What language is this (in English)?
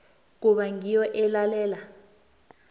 South Ndebele